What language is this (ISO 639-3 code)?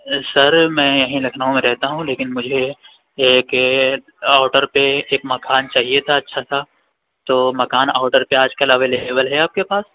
urd